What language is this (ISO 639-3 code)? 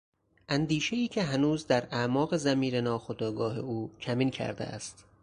fas